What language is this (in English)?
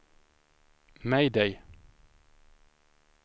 Swedish